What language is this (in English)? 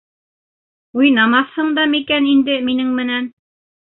Bashkir